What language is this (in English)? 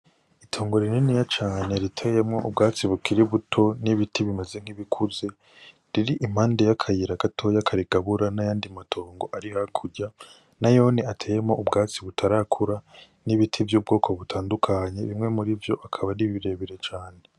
Rundi